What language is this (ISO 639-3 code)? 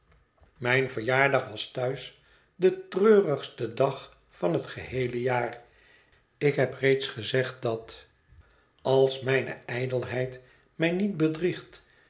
nld